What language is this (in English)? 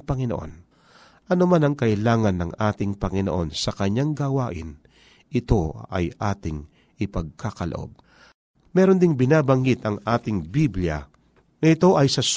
Filipino